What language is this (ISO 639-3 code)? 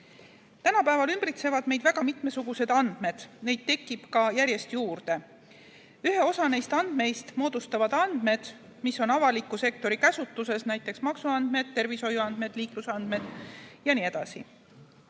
est